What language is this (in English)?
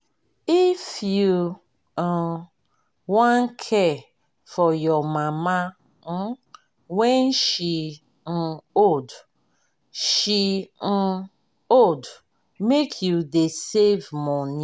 Nigerian Pidgin